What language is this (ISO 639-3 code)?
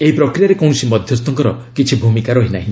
ori